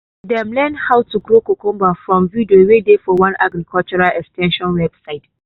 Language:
Nigerian Pidgin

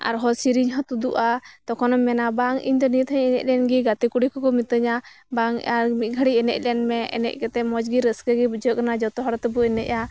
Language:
Santali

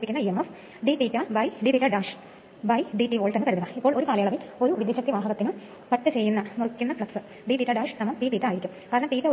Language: Malayalam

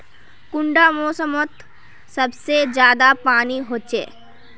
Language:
Magahi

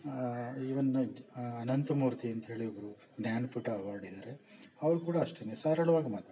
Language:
Kannada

